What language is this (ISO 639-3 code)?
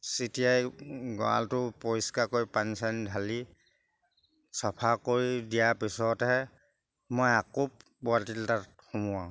asm